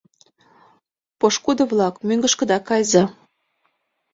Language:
Mari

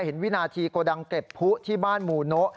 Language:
Thai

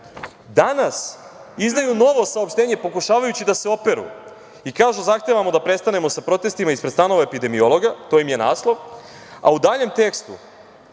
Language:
Serbian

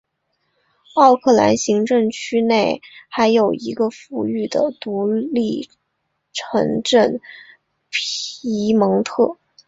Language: Chinese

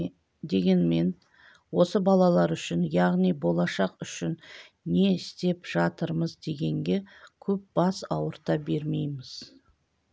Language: Kazakh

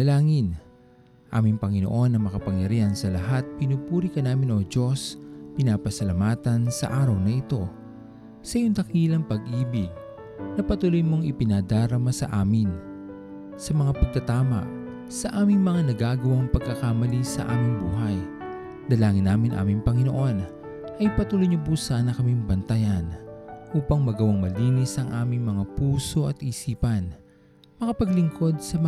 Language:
Filipino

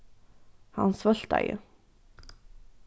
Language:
Faroese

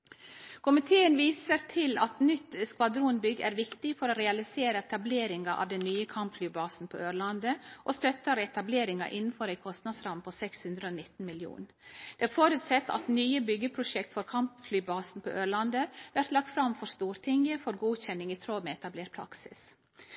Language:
Norwegian Nynorsk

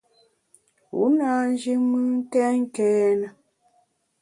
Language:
Bamun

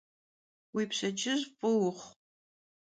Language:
Kabardian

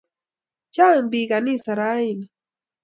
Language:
Kalenjin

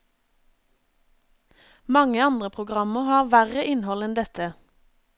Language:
Norwegian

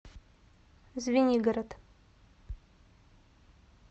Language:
Russian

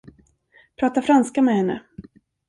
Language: Swedish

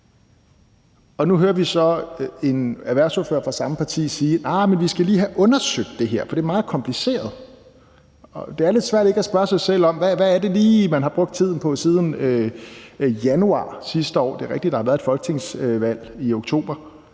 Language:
Danish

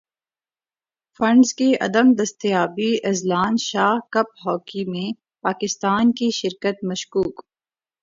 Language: Urdu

